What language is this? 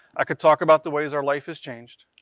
English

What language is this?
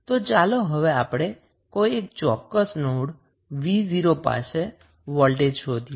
Gujarati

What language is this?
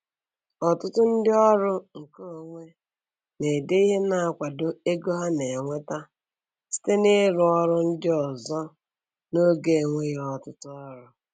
Igbo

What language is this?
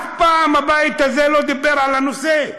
Hebrew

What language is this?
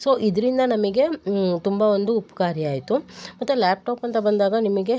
Kannada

